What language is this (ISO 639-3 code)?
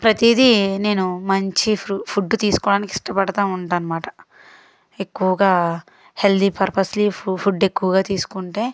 tel